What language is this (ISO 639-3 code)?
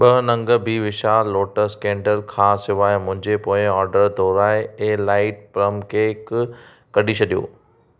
snd